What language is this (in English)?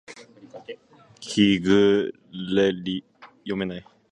Japanese